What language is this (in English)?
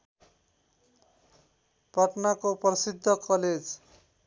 Nepali